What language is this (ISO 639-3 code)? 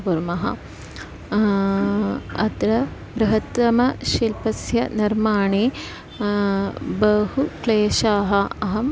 san